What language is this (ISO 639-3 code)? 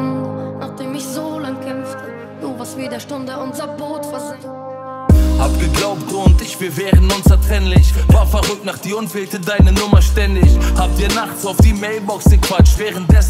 deu